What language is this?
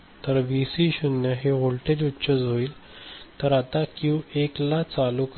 Marathi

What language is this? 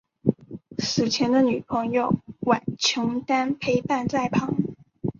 Chinese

